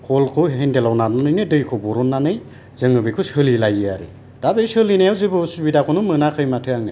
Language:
Bodo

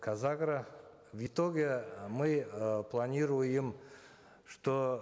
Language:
Kazakh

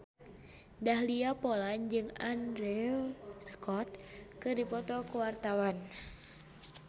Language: Sundanese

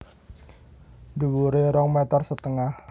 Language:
Javanese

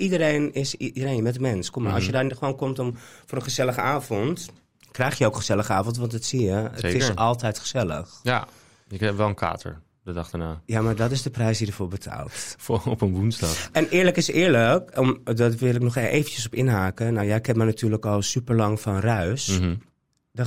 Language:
Dutch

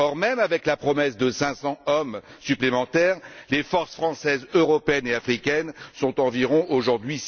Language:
French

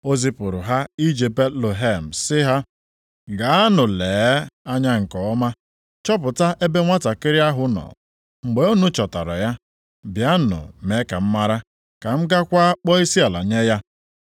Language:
Igbo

